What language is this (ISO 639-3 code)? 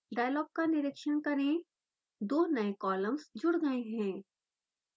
hin